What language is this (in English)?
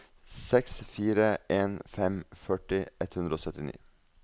Norwegian